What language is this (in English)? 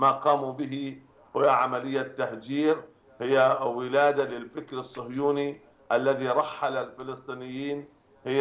Arabic